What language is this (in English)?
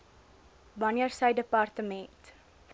Afrikaans